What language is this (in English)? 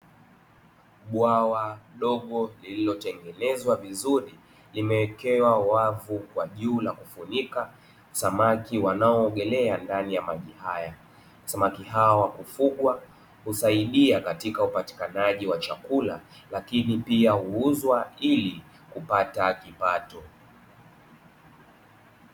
Swahili